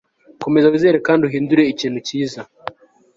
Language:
Kinyarwanda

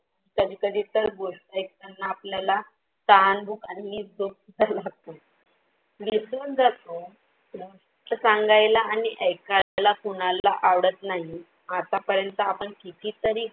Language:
Marathi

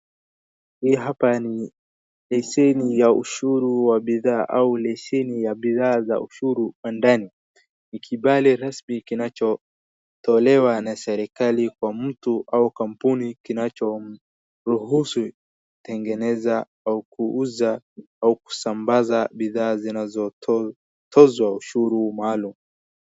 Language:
Swahili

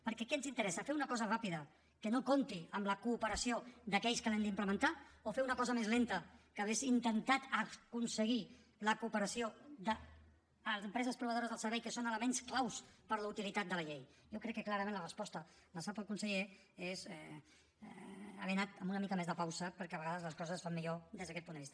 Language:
Catalan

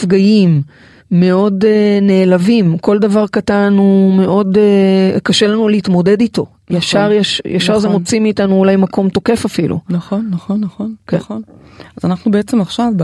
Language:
Hebrew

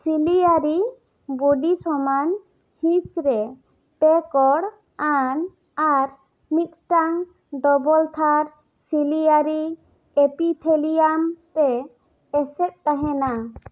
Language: Santali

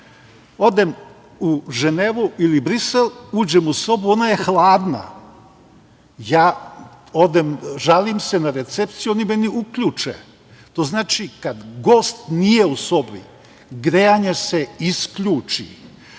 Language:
Serbian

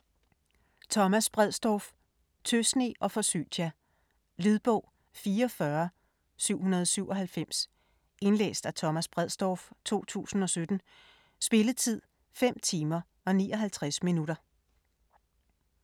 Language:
Danish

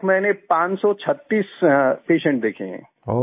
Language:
Hindi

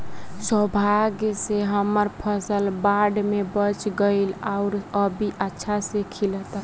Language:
Bhojpuri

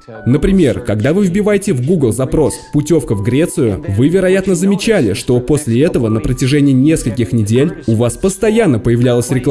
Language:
Russian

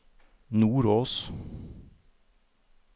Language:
Norwegian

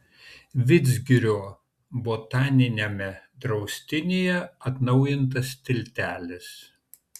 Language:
Lithuanian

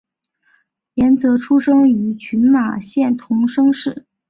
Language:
Chinese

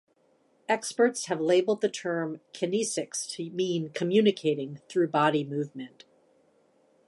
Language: English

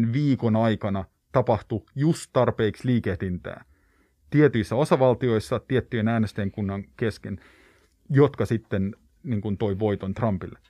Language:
Finnish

